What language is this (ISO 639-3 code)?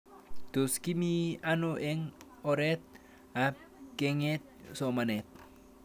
kln